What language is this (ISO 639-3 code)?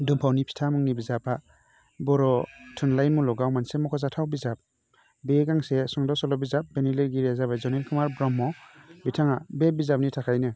brx